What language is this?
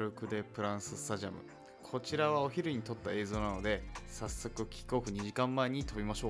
Japanese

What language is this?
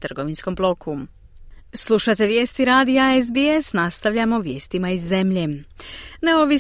Croatian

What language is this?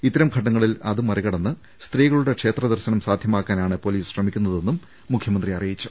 Malayalam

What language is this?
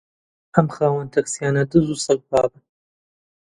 Central Kurdish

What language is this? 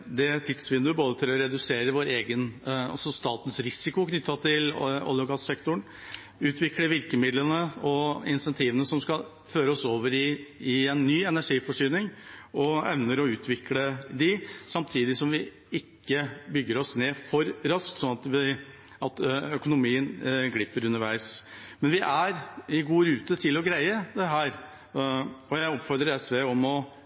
Norwegian Bokmål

